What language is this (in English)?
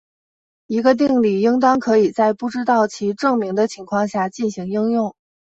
Chinese